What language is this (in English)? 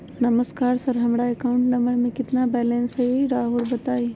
Magahi